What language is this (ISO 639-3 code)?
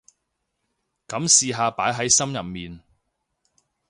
yue